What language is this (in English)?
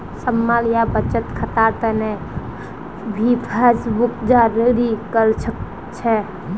Magahi